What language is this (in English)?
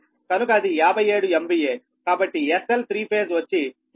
Telugu